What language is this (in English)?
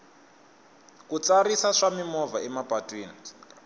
Tsonga